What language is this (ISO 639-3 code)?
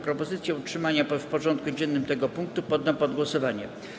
pol